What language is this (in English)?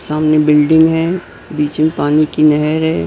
Hindi